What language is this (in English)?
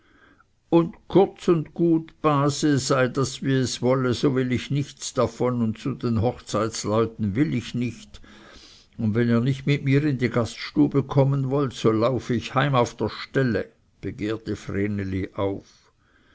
German